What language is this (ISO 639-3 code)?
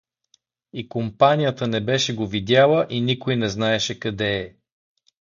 bul